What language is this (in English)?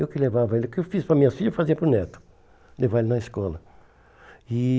Portuguese